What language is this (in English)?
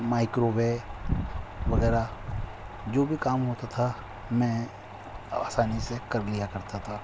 Urdu